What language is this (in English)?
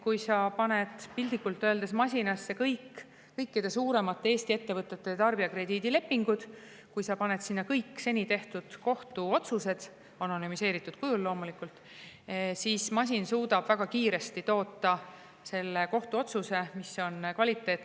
Estonian